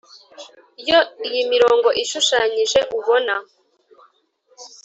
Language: Kinyarwanda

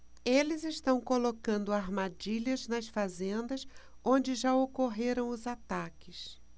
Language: Portuguese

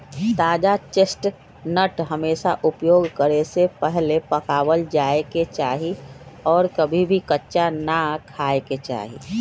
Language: Magahi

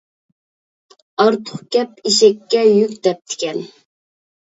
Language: Uyghur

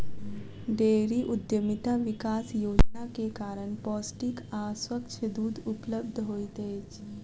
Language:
Maithili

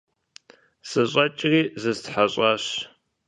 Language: Kabardian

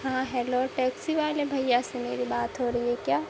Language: Urdu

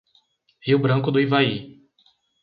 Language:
Portuguese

